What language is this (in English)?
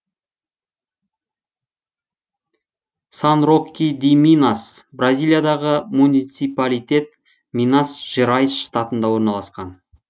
Kazakh